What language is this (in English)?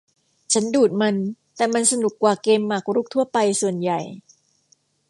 Thai